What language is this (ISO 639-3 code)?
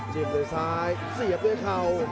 tha